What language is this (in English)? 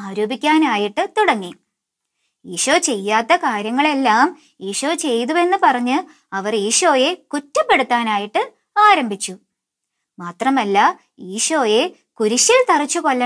Korean